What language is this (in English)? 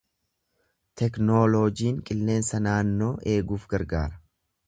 Oromo